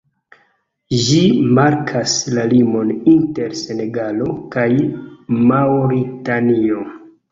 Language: Esperanto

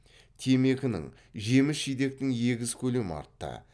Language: Kazakh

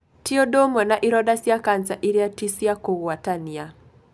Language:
Kikuyu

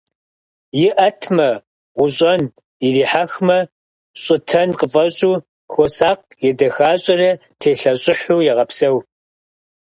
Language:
Kabardian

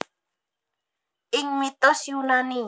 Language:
Javanese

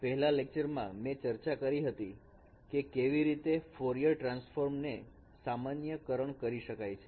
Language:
Gujarati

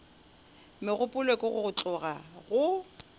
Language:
Northern Sotho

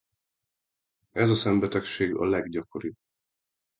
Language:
Hungarian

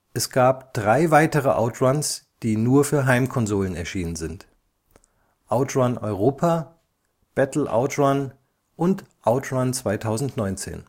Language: German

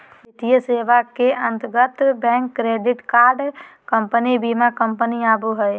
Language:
Magahi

